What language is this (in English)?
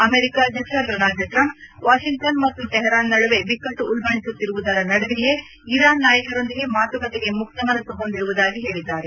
Kannada